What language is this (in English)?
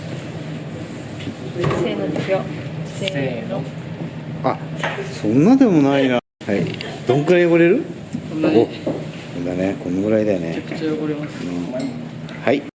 Japanese